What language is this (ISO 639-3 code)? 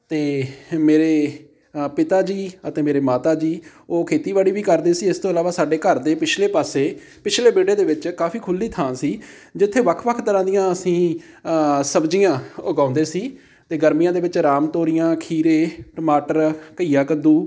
pan